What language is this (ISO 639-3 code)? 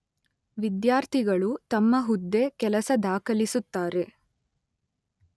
kan